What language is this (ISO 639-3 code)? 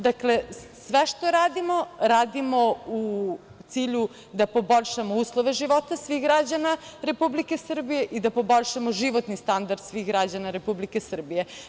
srp